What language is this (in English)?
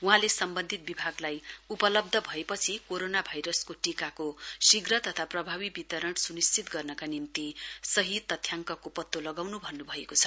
Nepali